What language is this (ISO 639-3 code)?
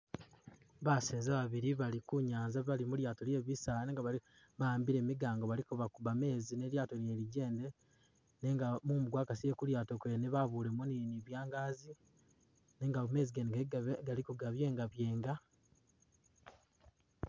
myx